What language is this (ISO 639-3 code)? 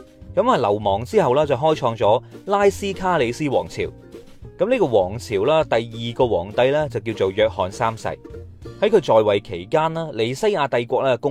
zho